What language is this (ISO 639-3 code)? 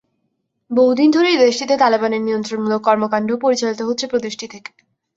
ben